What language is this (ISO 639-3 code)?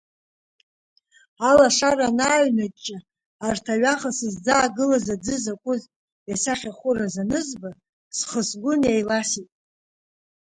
abk